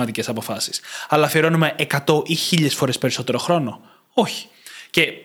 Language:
Greek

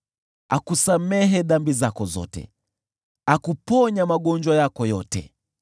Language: Swahili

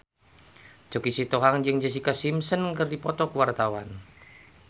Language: Sundanese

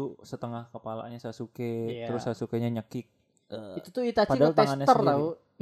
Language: Indonesian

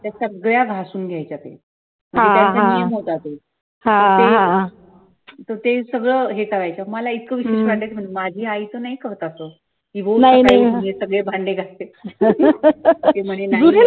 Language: Marathi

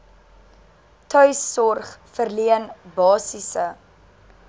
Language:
Afrikaans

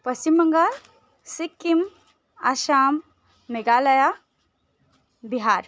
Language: Nepali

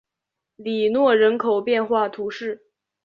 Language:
Chinese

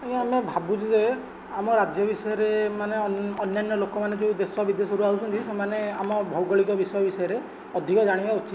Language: Odia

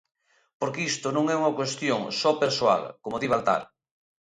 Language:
Galician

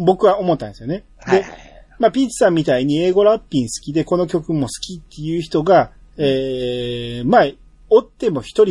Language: Japanese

